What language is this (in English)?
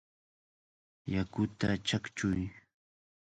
Cajatambo North Lima Quechua